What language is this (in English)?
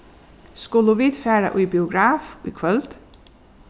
Faroese